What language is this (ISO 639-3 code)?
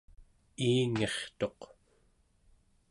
esu